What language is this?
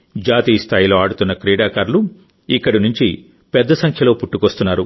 Telugu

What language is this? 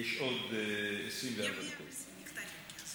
Hebrew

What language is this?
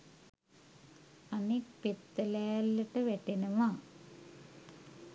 Sinhala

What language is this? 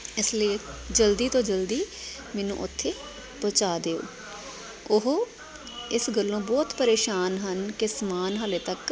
Punjabi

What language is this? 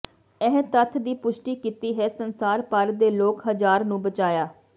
Punjabi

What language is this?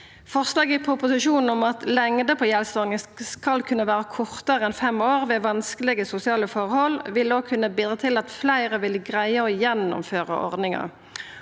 Norwegian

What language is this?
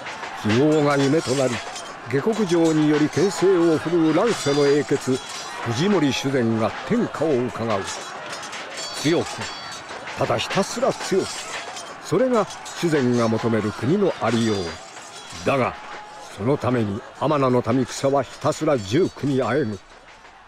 Japanese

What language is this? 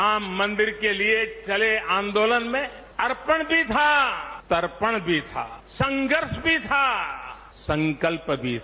Hindi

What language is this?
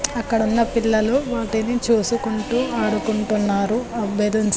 Telugu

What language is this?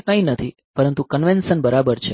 Gujarati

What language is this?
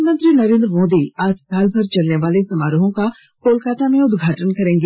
Hindi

